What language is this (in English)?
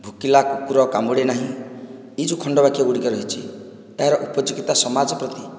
Odia